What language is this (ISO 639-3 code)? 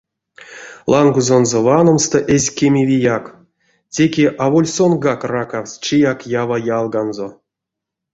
myv